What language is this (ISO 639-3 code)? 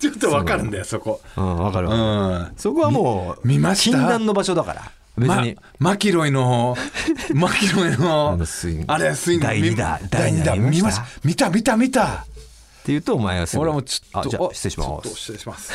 jpn